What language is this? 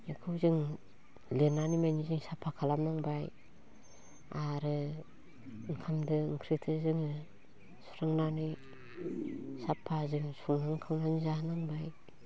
Bodo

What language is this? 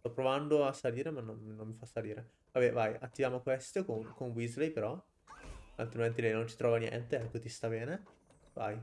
Italian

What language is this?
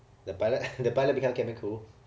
English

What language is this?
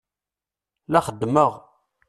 Kabyle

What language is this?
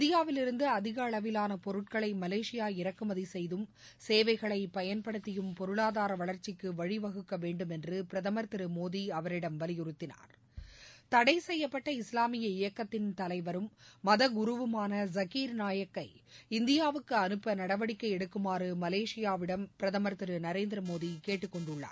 Tamil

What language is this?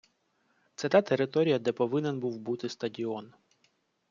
Ukrainian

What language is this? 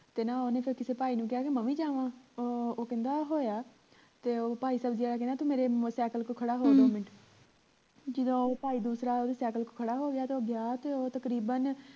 Punjabi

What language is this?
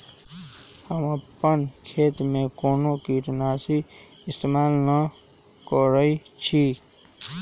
Magahi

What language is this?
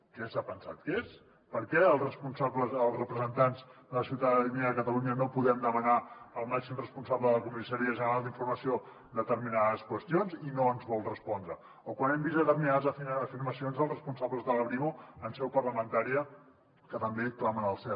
Catalan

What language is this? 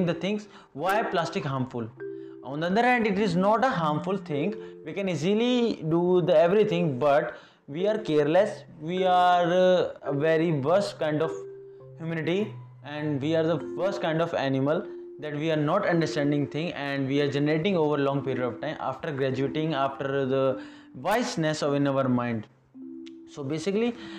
English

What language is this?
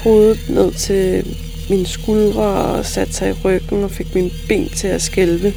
Danish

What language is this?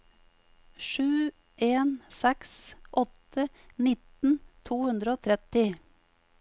Norwegian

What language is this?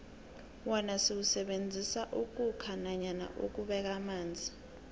South Ndebele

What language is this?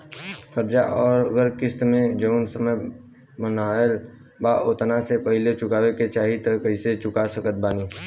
Bhojpuri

